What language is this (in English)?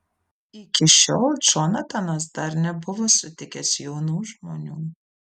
Lithuanian